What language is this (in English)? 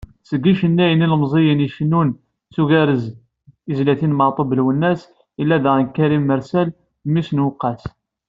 Kabyle